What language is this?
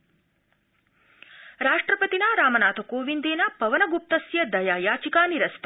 Sanskrit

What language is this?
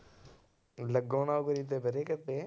Punjabi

